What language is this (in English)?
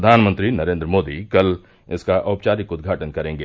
Hindi